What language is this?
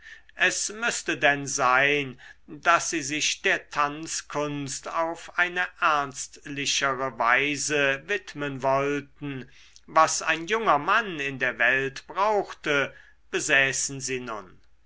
German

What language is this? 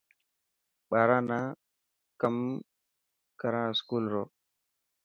Dhatki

